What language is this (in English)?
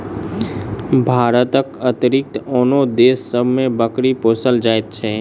Maithili